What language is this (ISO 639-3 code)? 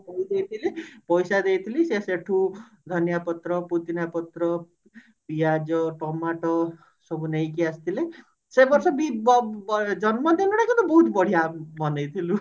ori